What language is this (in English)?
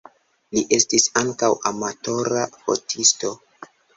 Esperanto